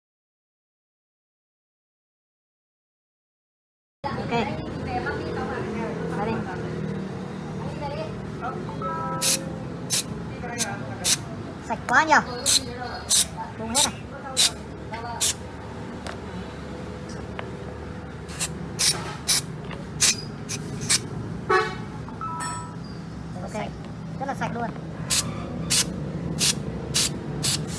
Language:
Vietnamese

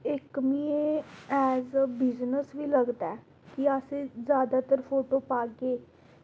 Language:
Dogri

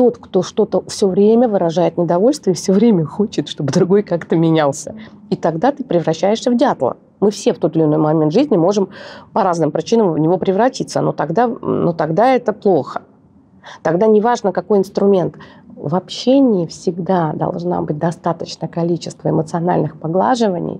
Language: Russian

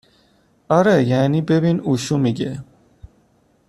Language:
Persian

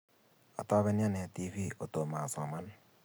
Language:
Kalenjin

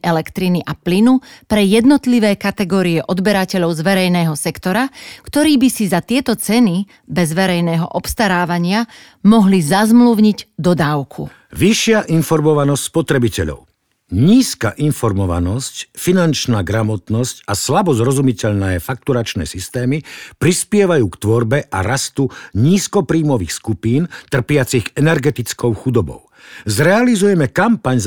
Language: Slovak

